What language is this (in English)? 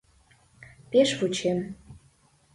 Mari